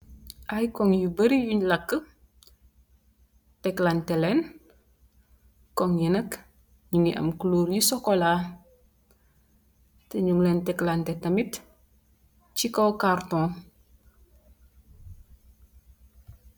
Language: Wolof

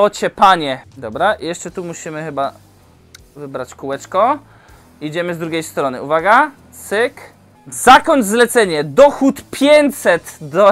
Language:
Polish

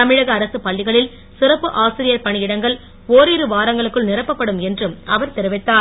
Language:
Tamil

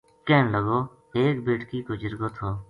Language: Gujari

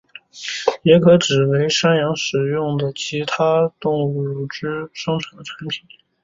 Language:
Chinese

